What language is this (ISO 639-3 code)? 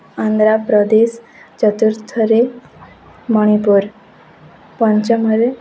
ori